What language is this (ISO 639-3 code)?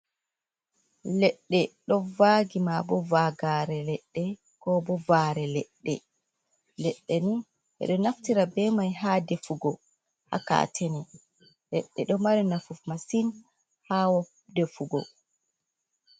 ful